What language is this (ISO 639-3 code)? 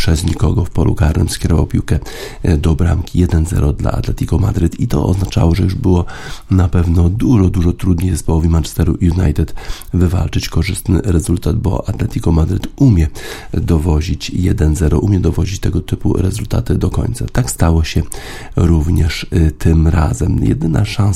pol